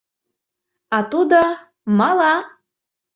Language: Mari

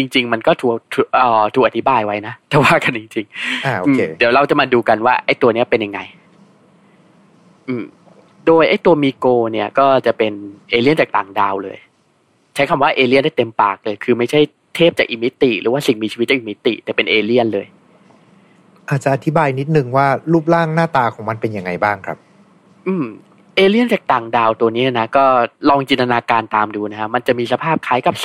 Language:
Thai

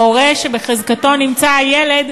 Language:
Hebrew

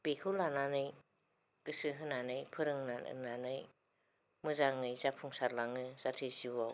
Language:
Bodo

